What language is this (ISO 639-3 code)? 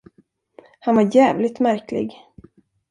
swe